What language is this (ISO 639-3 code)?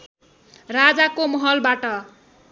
nep